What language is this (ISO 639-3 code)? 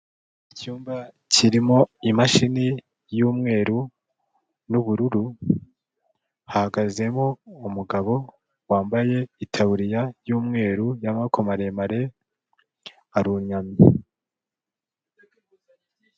kin